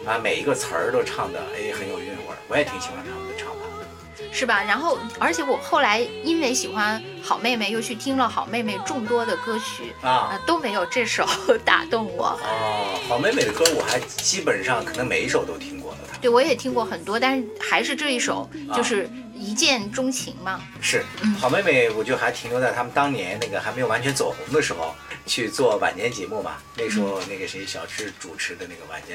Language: Chinese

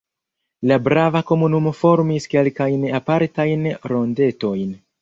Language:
Esperanto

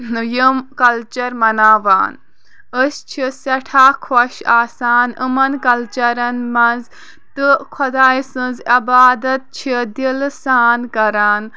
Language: Kashmiri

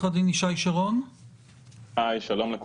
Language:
Hebrew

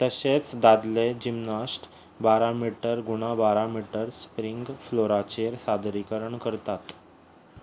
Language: Konkani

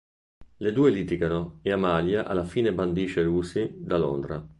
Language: Italian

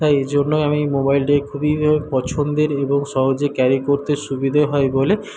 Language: Bangla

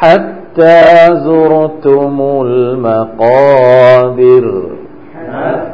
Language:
Thai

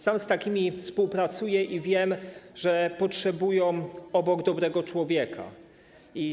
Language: Polish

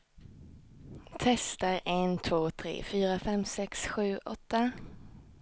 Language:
Swedish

